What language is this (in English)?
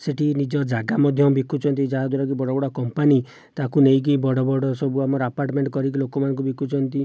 Odia